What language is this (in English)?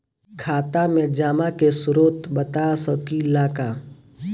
Bhojpuri